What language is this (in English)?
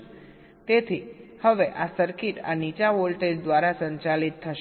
Gujarati